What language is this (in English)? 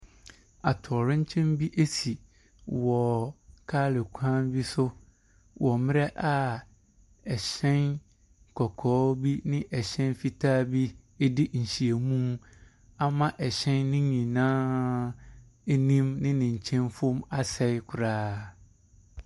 Akan